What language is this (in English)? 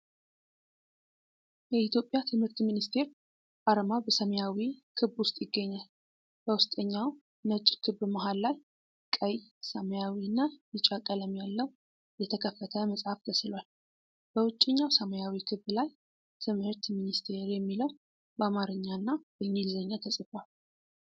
Amharic